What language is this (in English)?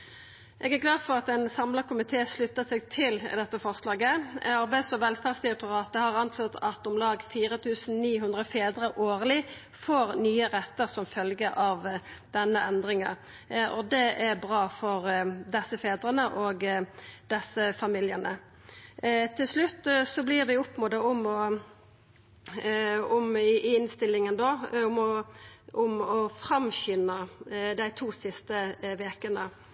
Norwegian Nynorsk